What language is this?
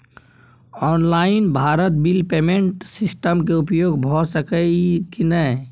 Maithili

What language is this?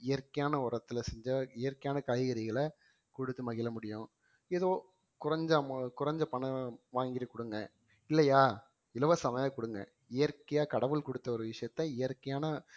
Tamil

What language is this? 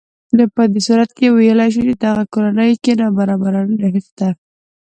Pashto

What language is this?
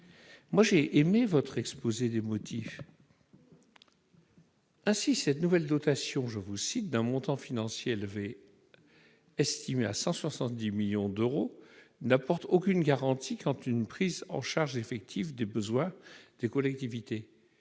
French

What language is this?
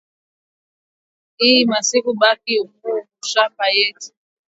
Swahili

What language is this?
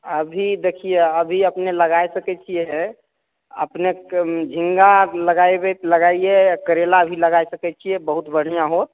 Maithili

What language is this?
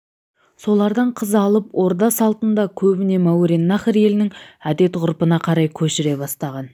Kazakh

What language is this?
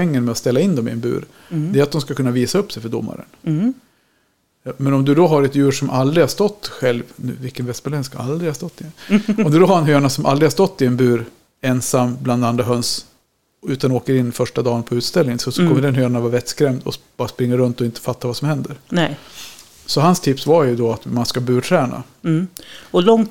Swedish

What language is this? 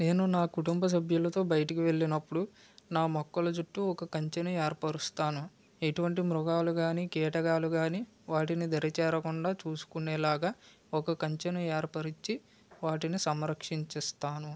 Telugu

